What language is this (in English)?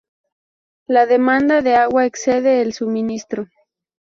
Spanish